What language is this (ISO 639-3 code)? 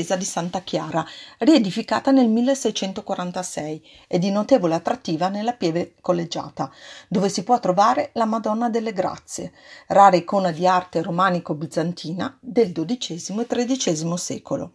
ita